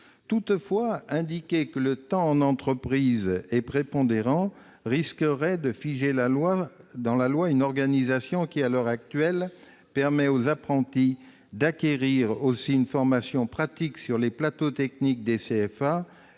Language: French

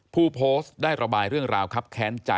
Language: Thai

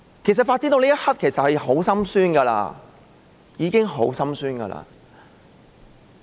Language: Cantonese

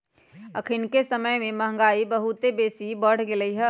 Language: Magahi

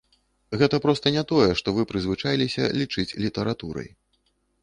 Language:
Belarusian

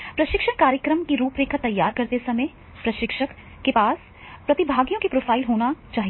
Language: Hindi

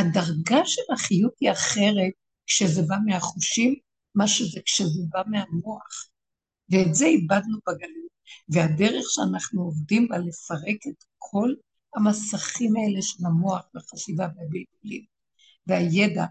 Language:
Hebrew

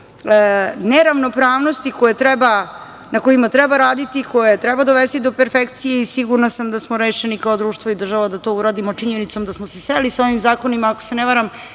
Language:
Serbian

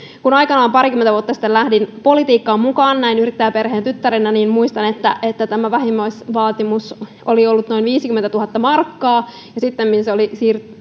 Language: Finnish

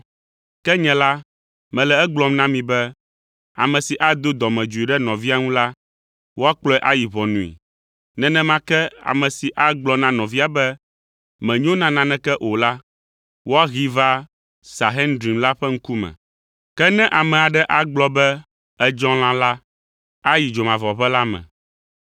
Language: Ewe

